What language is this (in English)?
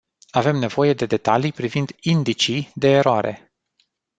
Romanian